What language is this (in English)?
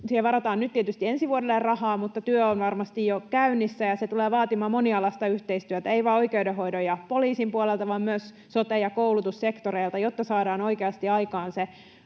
Finnish